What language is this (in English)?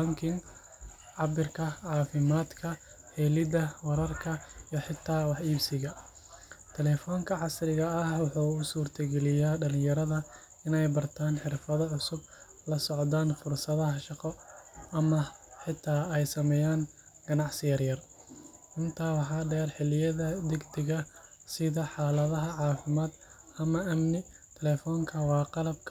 Somali